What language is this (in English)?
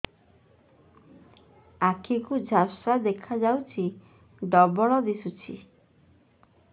Odia